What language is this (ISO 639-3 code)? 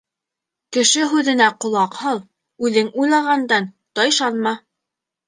bak